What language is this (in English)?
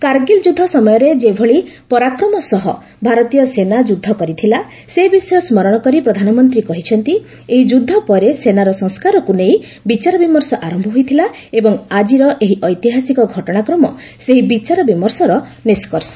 Odia